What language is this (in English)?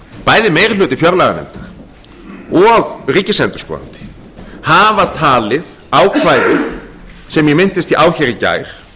Icelandic